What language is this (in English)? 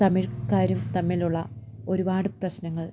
Malayalam